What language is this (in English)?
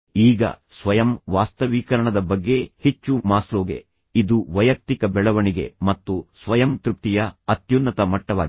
Kannada